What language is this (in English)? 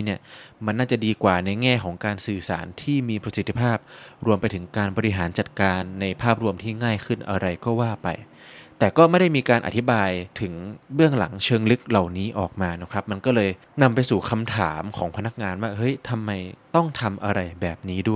Thai